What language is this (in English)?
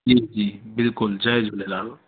Sindhi